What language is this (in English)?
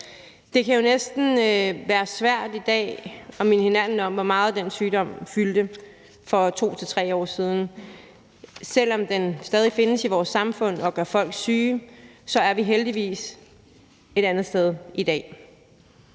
Danish